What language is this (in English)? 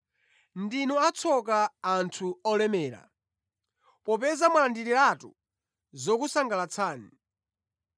Nyanja